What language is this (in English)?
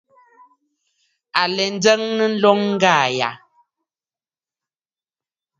Bafut